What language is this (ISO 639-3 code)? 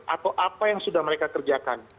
ind